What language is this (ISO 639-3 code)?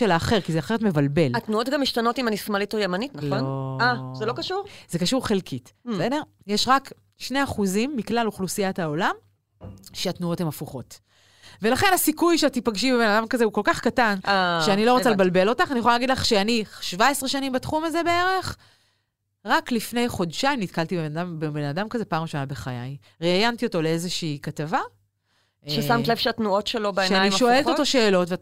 heb